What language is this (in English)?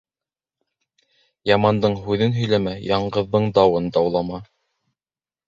Bashkir